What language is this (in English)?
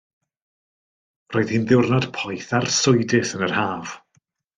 Welsh